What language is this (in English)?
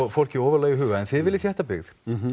Icelandic